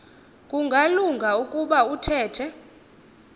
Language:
Xhosa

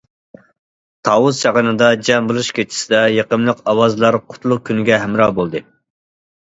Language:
Uyghur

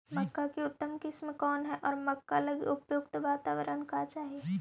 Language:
Magahi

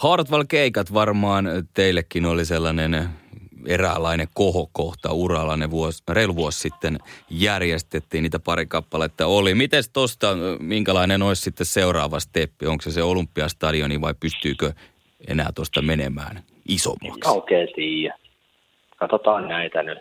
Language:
Finnish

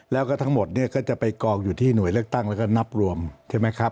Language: Thai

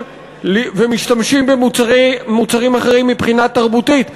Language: Hebrew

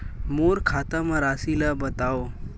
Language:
Chhattisgarhi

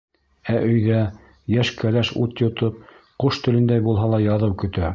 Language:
Bashkir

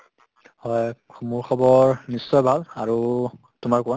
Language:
Assamese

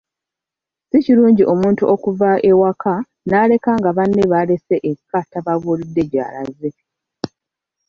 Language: Ganda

